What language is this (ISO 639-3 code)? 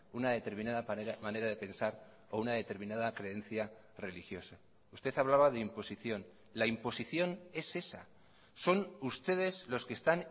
spa